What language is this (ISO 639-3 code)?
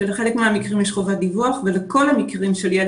heb